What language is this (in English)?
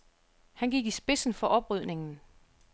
Danish